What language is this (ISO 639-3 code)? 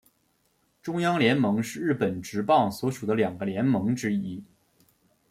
zho